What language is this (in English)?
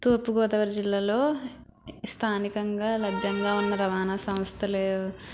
Telugu